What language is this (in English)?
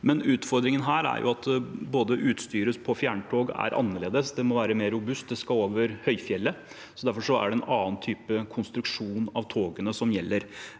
Norwegian